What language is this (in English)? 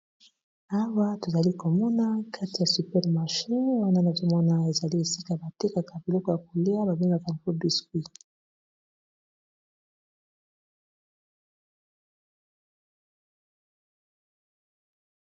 Lingala